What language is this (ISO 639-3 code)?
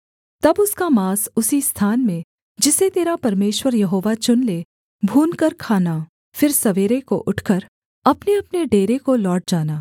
hin